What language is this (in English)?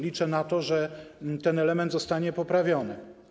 Polish